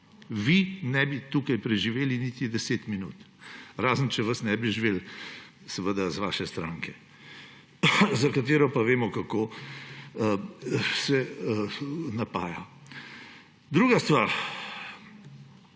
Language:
Slovenian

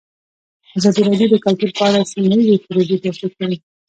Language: Pashto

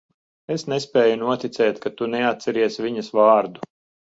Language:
Latvian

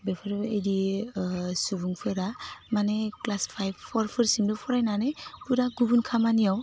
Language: Bodo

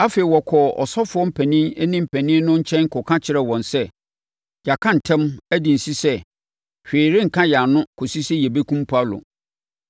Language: Akan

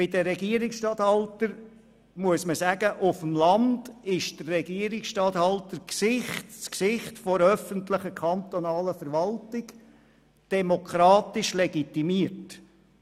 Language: Swiss German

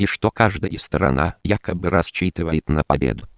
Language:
Russian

